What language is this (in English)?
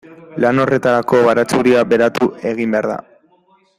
Basque